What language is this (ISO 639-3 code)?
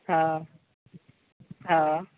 mai